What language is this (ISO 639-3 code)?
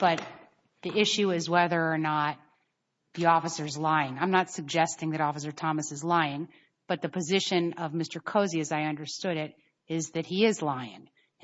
eng